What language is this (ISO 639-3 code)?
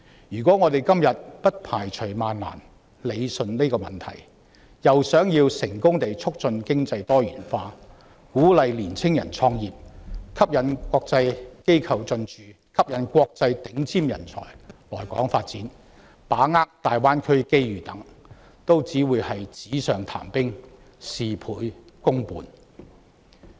yue